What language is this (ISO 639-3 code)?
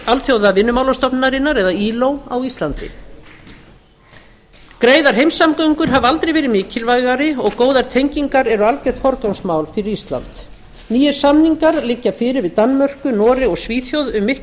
isl